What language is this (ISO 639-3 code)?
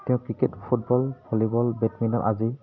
asm